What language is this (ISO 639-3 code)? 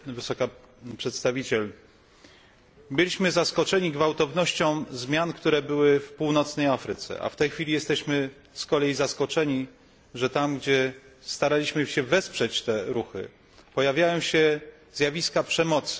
pol